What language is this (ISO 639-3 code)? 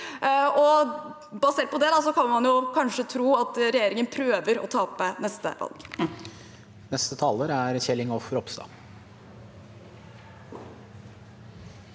nor